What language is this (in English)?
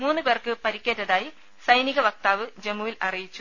Malayalam